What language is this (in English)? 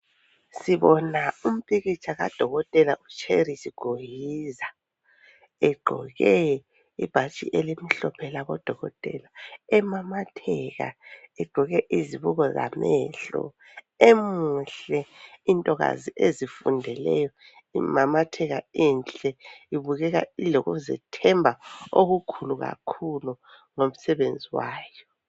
North Ndebele